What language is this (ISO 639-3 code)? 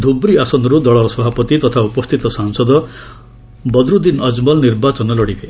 ori